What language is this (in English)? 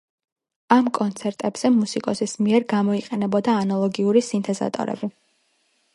Georgian